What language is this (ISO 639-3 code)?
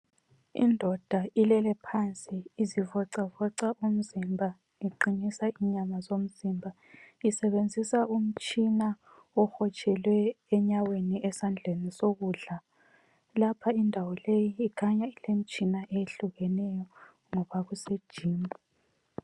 nde